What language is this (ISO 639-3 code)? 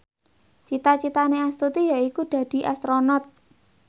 jav